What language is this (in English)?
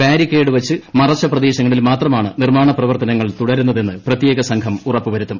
Malayalam